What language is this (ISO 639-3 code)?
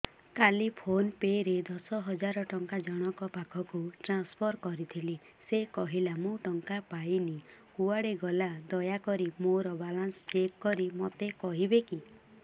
ori